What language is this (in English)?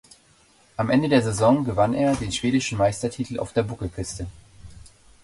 German